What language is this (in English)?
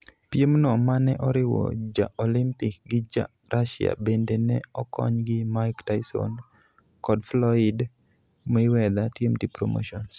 Luo (Kenya and Tanzania)